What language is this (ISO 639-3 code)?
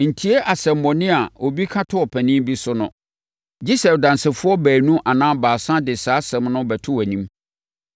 aka